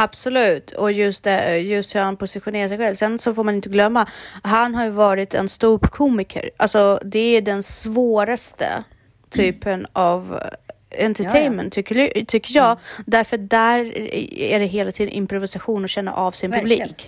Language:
Swedish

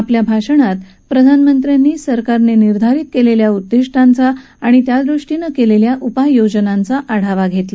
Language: Marathi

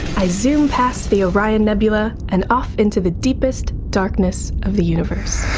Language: English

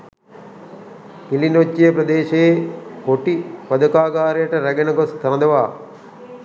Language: Sinhala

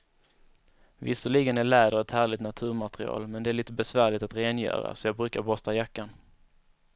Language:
Swedish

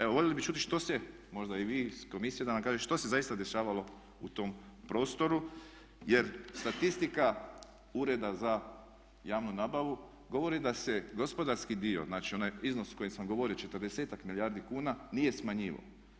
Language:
Croatian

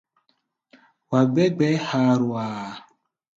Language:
Gbaya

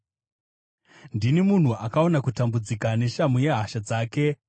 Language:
Shona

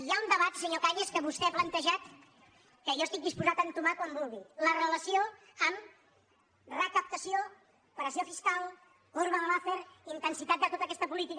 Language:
Catalan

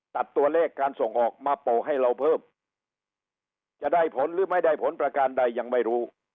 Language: Thai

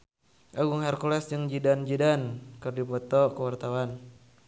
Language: Sundanese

